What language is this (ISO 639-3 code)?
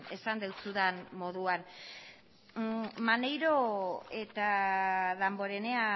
eus